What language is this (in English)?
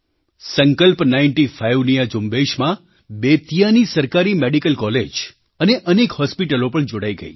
Gujarati